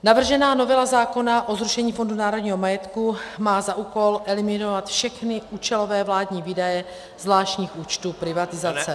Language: Czech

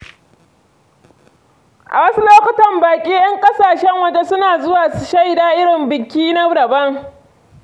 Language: Hausa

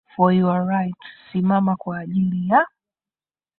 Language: Swahili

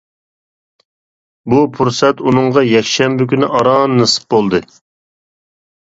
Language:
Uyghur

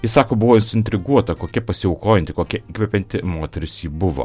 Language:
Lithuanian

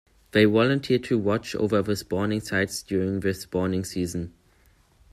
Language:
English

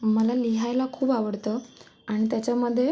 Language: Marathi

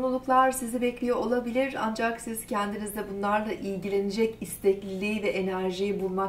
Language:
Turkish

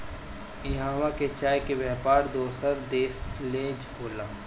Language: Bhojpuri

